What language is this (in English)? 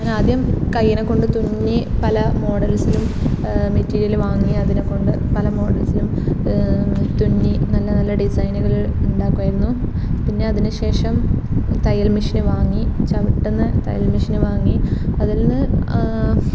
Malayalam